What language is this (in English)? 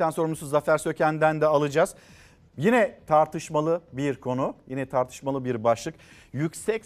Turkish